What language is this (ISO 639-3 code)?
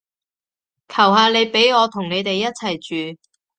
yue